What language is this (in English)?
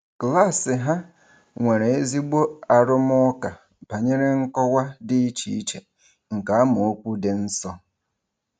Igbo